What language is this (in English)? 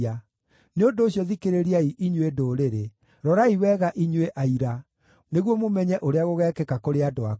Kikuyu